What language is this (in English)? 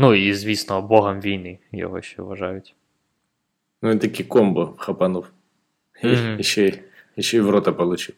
Ukrainian